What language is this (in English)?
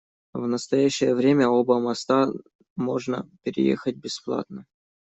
Russian